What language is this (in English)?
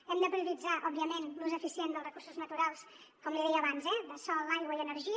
Catalan